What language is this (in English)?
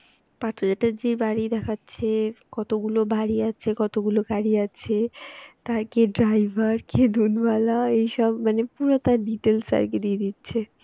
Bangla